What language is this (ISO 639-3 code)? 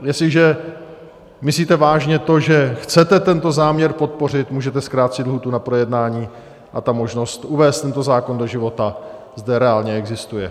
ces